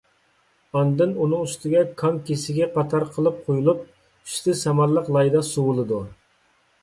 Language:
Uyghur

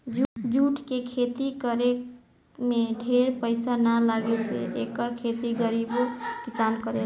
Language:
Bhojpuri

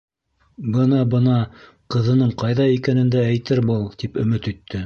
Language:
Bashkir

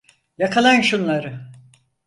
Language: Turkish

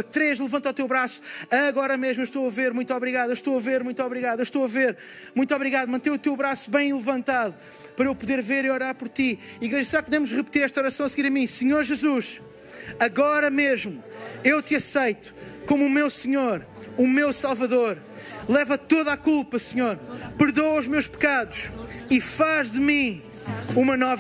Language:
Portuguese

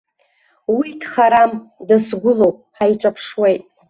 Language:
Abkhazian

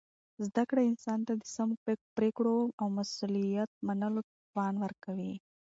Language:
Pashto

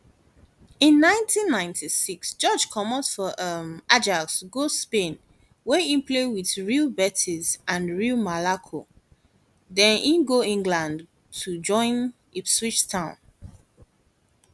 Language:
Nigerian Pidgin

